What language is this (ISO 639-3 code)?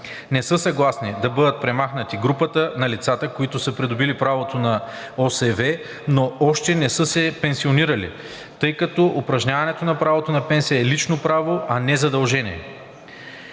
bul